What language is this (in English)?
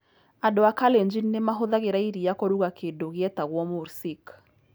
Kikuyu